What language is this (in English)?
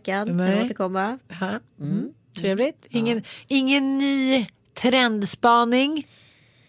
Swedish